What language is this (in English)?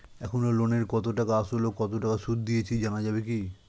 Bangla